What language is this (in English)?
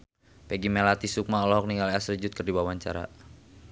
Sundanese